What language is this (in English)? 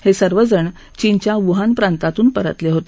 Marathi